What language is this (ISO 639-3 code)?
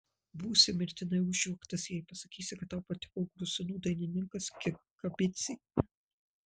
lit